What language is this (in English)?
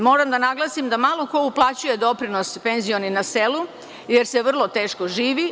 Serbian